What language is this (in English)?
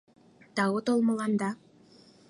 Mari